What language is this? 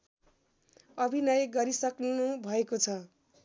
Nepali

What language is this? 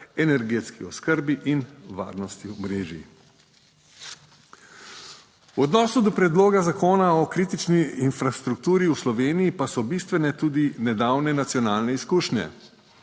Slovenian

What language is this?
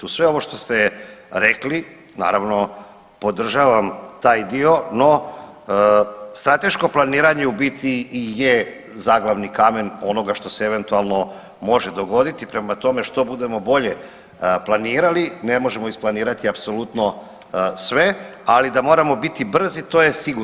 Croatian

